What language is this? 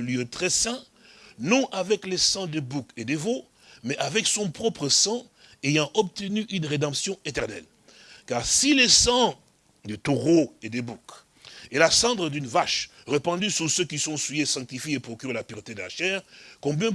French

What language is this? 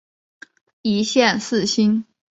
Chinese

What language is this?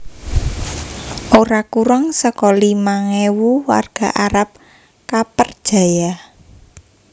Javanese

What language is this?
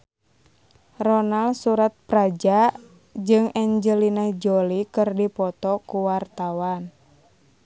Sundanese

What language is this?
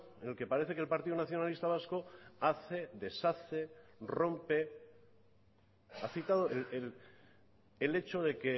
Spanish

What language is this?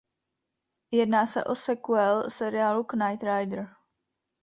Czech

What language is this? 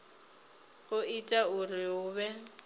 Venda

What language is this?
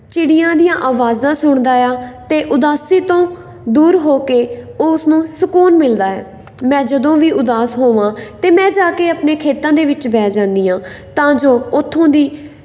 Punjabi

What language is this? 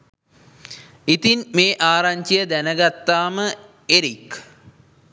Sinhala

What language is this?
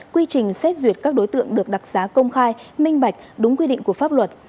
Vietnamese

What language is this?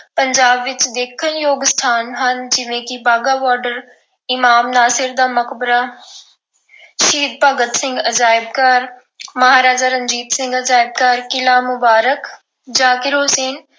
Punjabi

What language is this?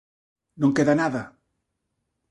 Galician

